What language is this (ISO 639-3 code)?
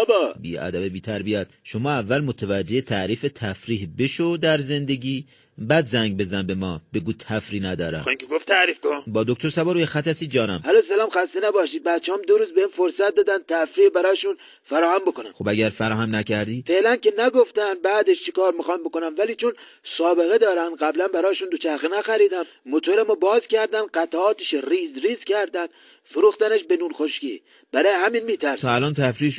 fas